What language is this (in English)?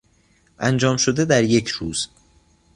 Persian